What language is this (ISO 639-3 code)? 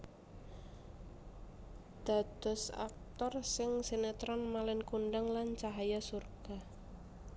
jav